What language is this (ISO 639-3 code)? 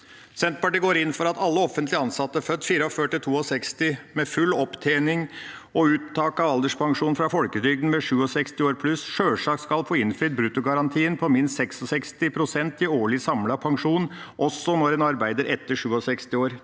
nor